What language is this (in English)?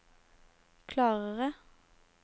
Norwegian